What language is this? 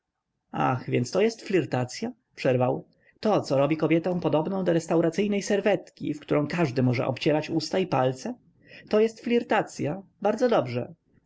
Polish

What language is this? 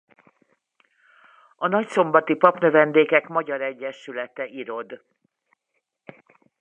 Hungarian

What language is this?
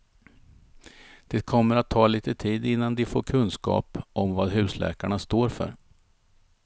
Swedish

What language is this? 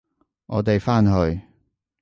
Cantonese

